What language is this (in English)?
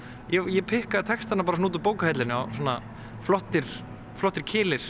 Icelandic